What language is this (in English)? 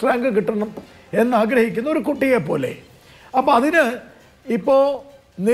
Malayalam